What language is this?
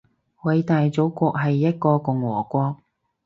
Cantonese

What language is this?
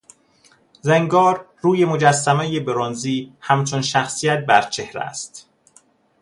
Persian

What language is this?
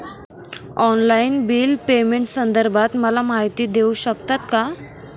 Marathi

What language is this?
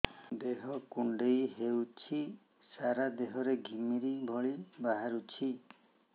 Odia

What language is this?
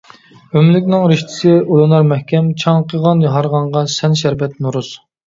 Uyghur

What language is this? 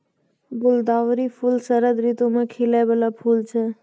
Maithili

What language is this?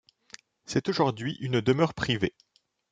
French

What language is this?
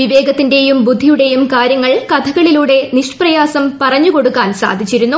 Malayalam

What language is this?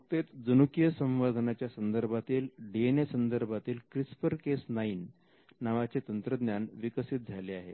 Marathi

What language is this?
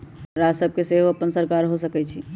Magahi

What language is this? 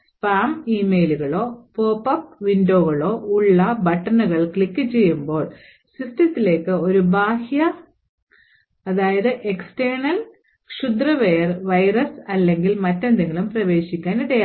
Malayalam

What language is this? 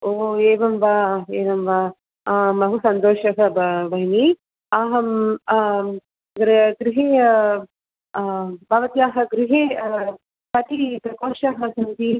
Sanskrit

